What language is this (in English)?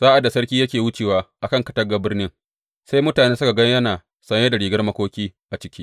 Hausa